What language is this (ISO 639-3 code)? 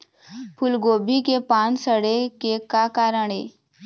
hne